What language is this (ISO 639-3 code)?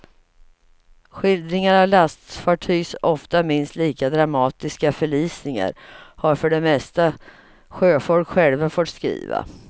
swe